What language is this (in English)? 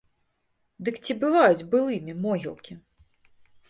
Belarusian